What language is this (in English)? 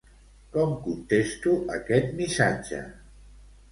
Catalan